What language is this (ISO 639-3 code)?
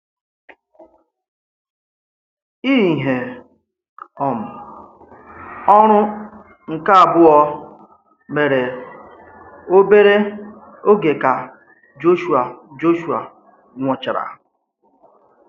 ibo